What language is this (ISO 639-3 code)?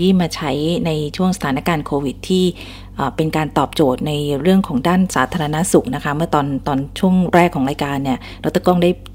tha